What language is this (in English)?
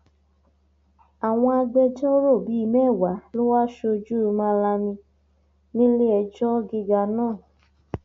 Yoruba